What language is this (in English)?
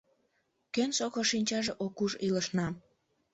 Mari